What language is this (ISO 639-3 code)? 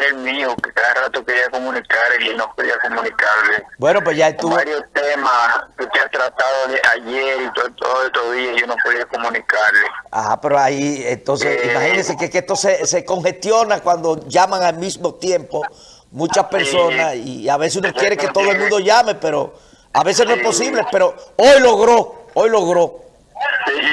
spa